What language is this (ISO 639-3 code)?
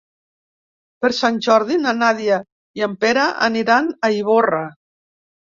cat